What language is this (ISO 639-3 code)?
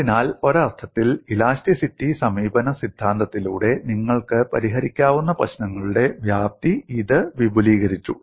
mal